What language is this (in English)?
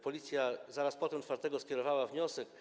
Polish